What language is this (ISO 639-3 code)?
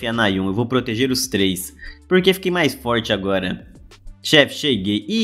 por